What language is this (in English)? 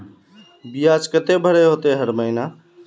Magahi